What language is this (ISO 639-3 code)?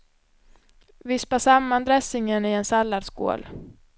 swe